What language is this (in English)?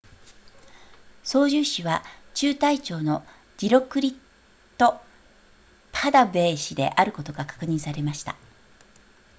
Japanese